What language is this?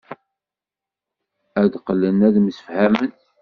Kabyle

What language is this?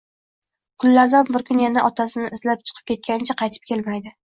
Uzbek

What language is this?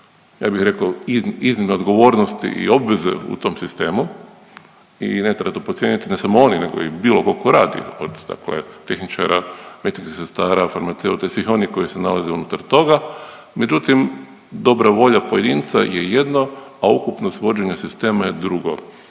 Croatian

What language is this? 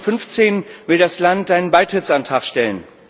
German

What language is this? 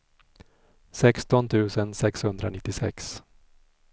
Swedish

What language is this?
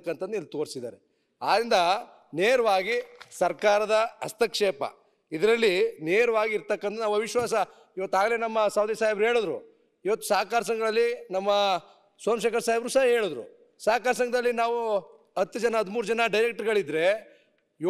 Kannada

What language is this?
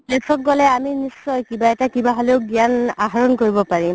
Assamese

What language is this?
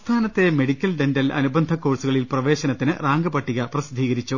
Malayalam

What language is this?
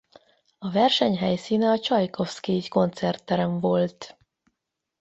Hungarian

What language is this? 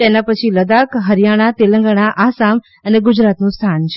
Gujarati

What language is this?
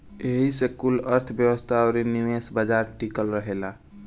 Bhojpuri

